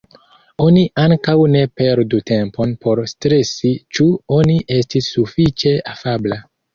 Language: Esperanto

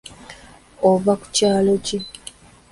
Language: Ganda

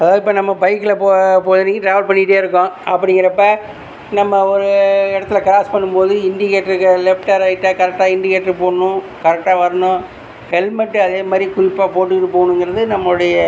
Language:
Tamil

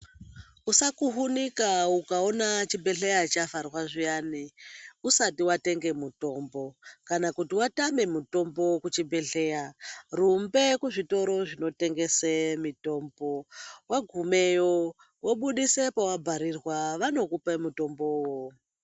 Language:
Ndau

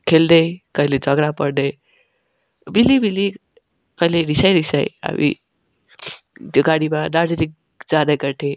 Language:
Nepali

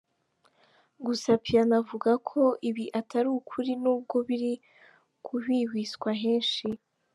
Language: Kinyarwanda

